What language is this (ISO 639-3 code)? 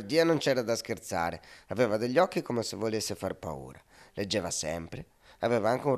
ita